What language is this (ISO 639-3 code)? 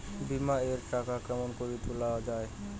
ben